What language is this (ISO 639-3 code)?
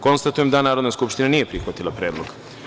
srp